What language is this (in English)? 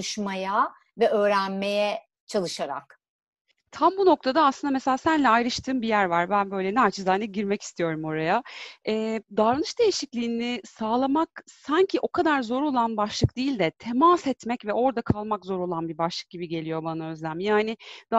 Turkish